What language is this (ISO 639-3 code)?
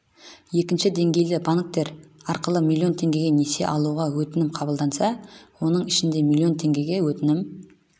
kaz